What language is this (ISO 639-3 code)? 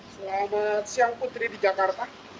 ind